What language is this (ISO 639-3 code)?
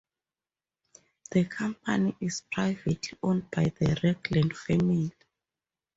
eng